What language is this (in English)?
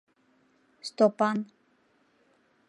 Mari